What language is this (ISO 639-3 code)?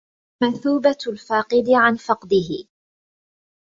ara